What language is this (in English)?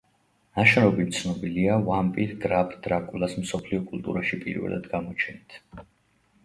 Georgian